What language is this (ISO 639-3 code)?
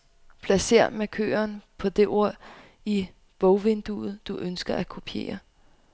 dan